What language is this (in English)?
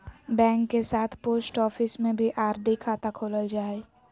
Magahi